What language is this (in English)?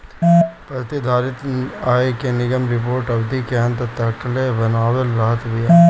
Bhojpuri